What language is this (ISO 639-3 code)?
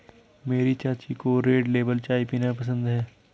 hin